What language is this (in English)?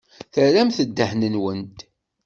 Kabyle